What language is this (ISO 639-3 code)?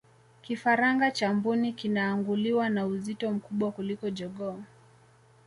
swa